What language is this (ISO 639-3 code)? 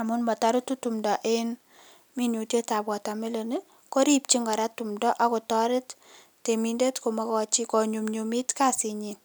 kln